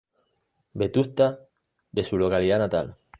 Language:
Spanish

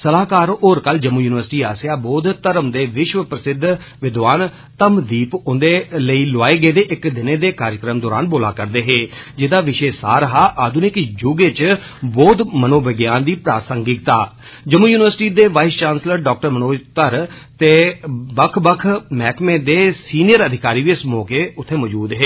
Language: Dogri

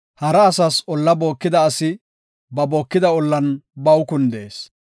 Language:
Gofa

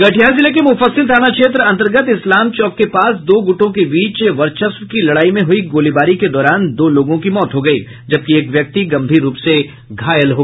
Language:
Hindi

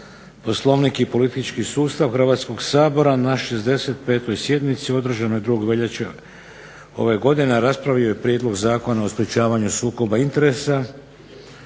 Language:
Croatian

